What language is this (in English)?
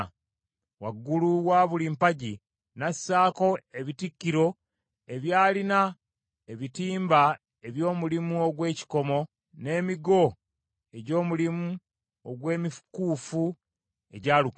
Ganda